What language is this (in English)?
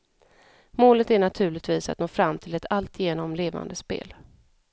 Swedish